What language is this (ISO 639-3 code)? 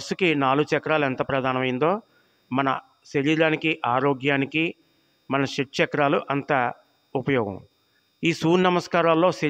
tel